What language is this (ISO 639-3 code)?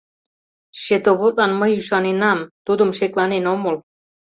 chm